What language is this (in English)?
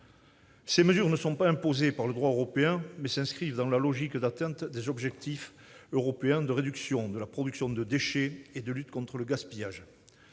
French